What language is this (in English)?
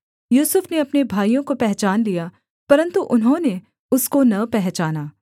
Hindi